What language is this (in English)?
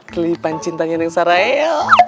Indonesian